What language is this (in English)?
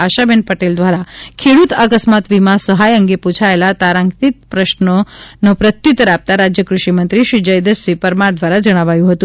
Gujarati